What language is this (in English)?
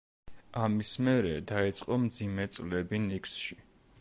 Georgian